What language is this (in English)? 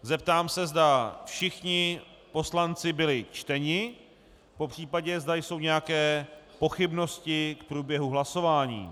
Czech